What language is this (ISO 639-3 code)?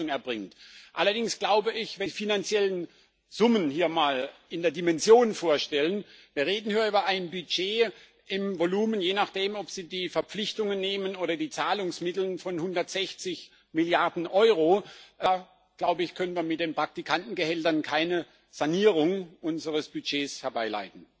deu